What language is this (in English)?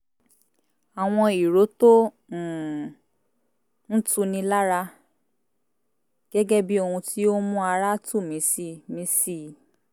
Yoruba